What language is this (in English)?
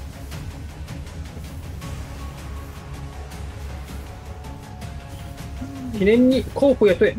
Japanese